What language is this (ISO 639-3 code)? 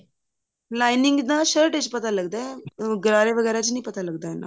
pan